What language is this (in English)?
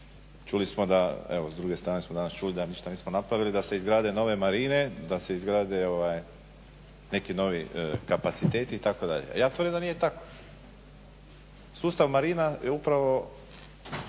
Croatian